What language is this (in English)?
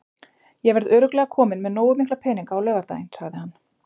Icelandic